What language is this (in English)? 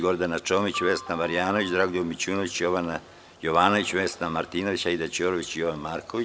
Serbian